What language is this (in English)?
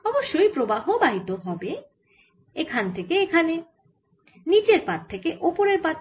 Bangla